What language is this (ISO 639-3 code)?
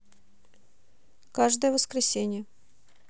rus